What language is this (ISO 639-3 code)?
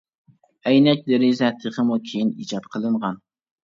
uig